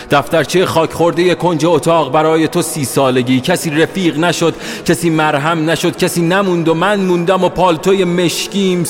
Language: Persian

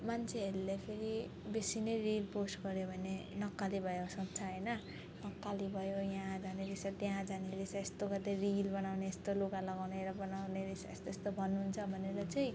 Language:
Nepali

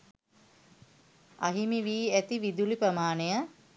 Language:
Sinhala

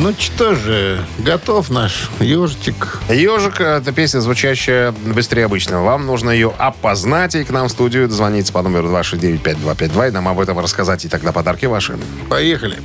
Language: Russian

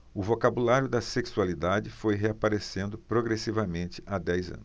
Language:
Portuguese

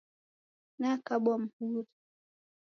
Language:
Taita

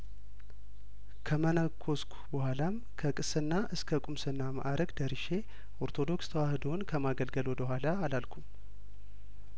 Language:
Amharic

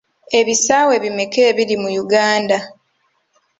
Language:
Ganda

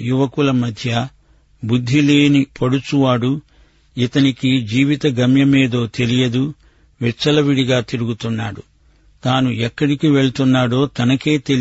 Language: Telugu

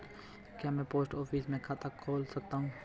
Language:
Hindi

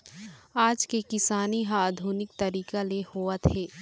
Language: Chhattisgarhi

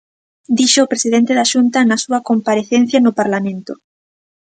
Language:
Galician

